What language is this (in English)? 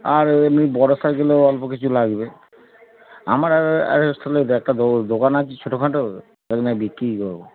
Bangla